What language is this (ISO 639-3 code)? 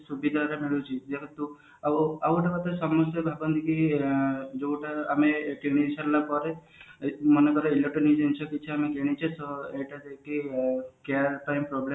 ori